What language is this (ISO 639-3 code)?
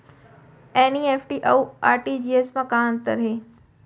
hne